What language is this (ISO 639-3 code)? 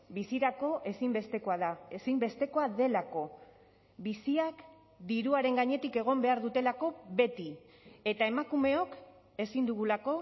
eus